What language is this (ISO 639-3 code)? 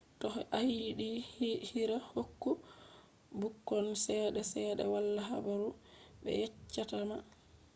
ful